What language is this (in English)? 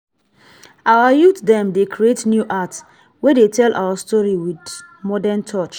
Nigerian Pidgin